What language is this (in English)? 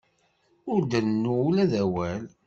Kabyle